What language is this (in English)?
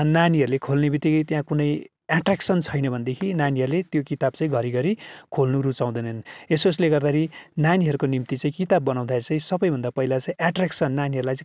Nepali